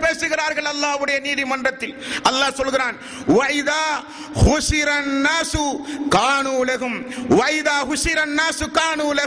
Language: Tamil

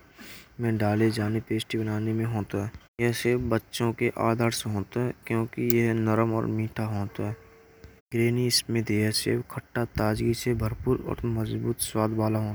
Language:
Braj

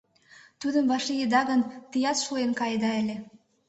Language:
Mari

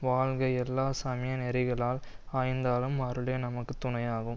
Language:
Tamil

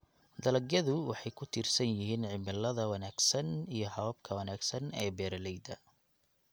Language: Somali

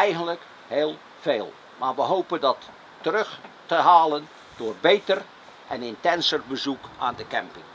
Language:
Dutch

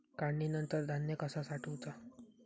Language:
Marathi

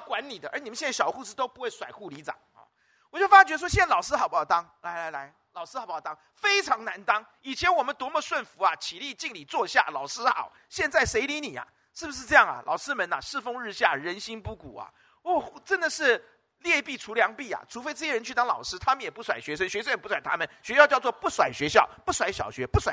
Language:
Chinese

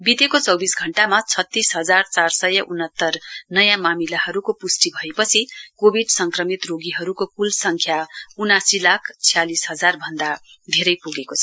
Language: Nepali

